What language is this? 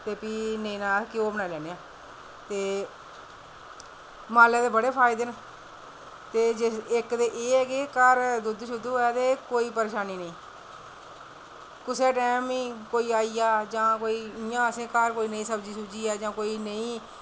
Dogri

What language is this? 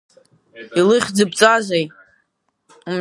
Abkhazian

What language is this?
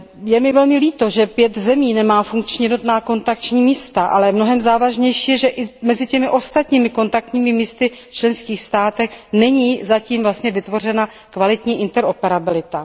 Czech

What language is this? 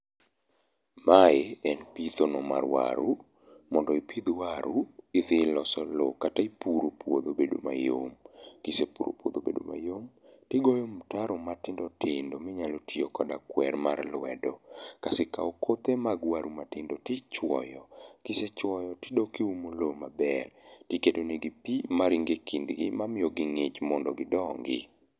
Luo (Kenya and Tanzania)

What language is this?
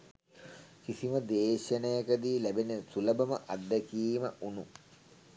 Sinhala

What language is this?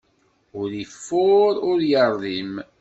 Kabyle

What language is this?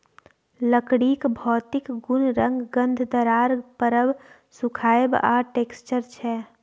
Maithili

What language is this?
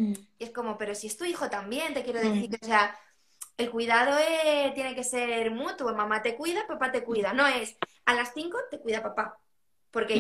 Spanish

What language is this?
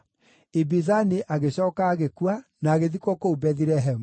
Kikuyu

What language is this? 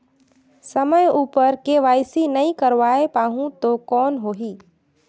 Chhattisgarhi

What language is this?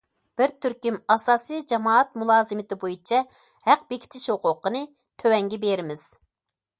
Uyghur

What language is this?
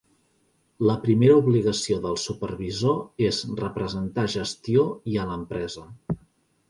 Catalan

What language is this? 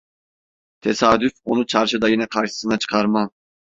Turkish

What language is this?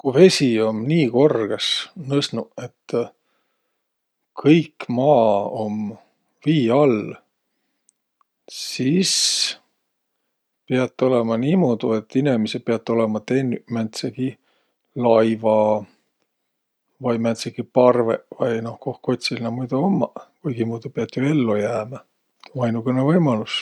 Võro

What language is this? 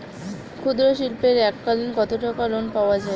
Bangla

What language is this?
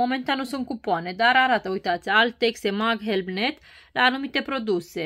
Romanian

